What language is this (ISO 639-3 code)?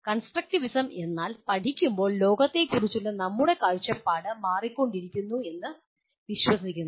mal